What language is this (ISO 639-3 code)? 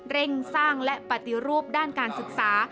tha